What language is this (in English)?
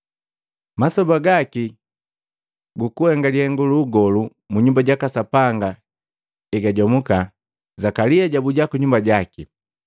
Matengo